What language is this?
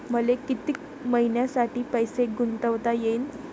Marathi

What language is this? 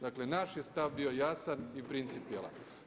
Croatian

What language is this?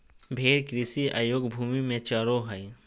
Magahi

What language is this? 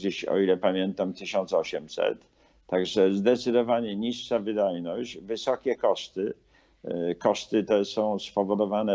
Polish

